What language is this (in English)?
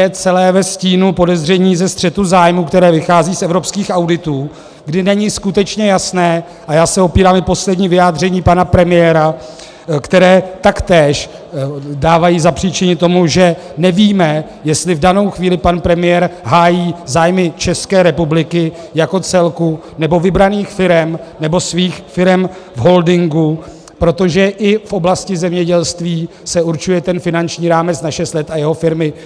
Czech